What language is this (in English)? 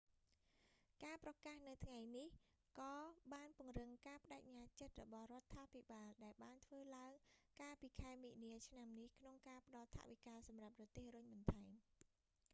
Khmer